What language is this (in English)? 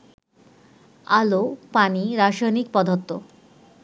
Bangla